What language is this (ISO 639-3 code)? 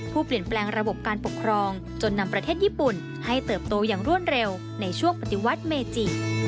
tha